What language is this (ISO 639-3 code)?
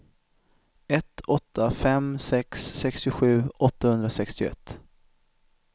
swe